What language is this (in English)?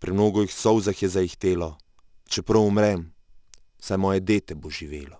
Slovenian